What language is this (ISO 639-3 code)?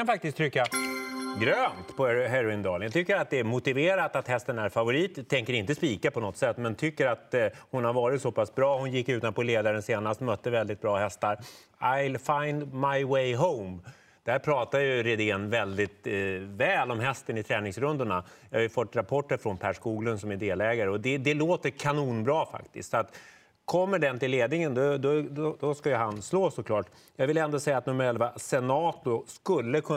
swe